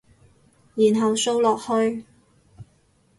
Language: Cantonese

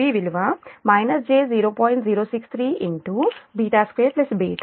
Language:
Telugu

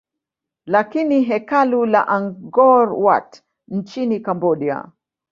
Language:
Swahili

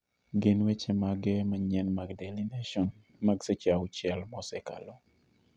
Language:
Luo (Kenya and Tanzania)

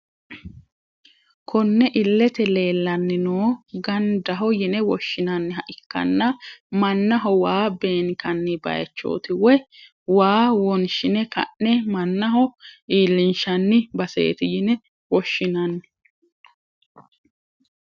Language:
Sidamo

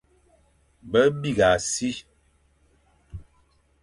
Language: Fang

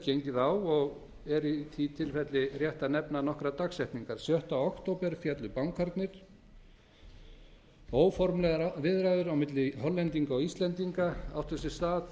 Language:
Icelandic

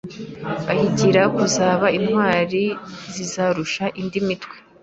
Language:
Kinyarwanda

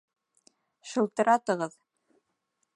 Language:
Bashkir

